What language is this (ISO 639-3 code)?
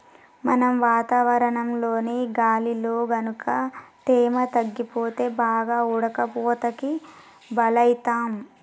tel